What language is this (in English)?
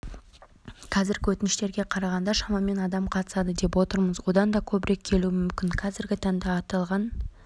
Kazakh